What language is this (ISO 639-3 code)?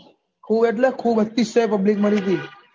guj